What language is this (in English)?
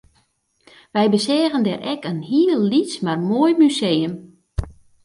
Western Frisian